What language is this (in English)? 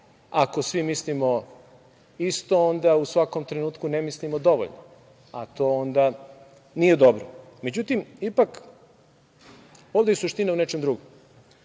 Serbian